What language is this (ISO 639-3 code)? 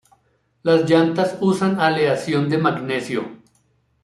spa